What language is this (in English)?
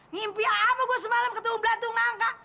Indonesian